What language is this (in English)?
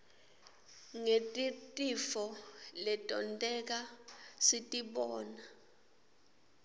Swati